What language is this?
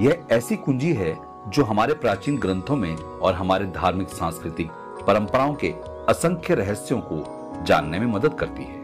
Hindi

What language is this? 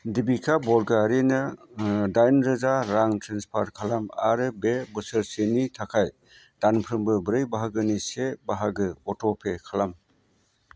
Bodo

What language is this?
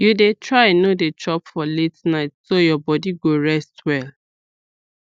Nigerian Pidgin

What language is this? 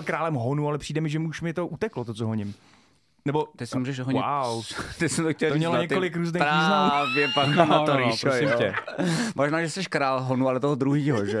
Czech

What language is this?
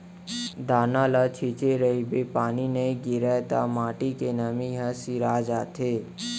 Chhattisgarhi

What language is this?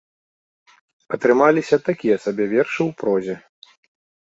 Belarusian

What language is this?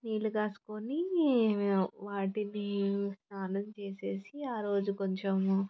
Telugu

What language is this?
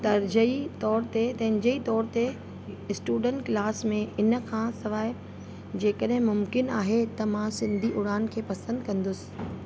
Sindhi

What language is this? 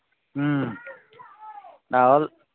Manipuri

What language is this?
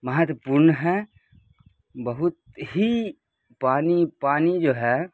Urdu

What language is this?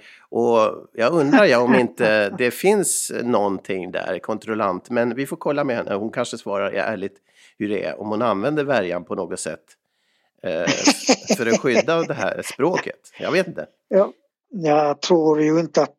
Swedish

